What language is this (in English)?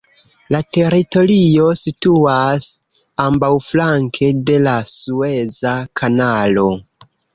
Esperanto